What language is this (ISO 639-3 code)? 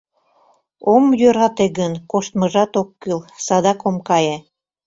chm